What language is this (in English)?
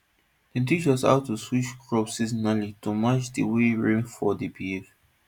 Nigerian Pidgin